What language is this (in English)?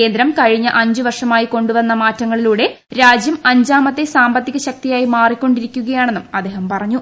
Malayalam